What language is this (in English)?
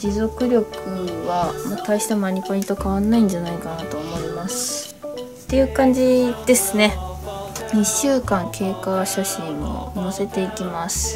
Japanese